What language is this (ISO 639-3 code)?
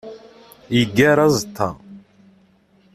kab